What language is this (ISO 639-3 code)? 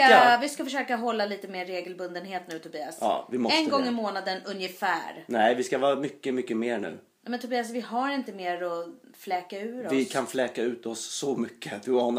swe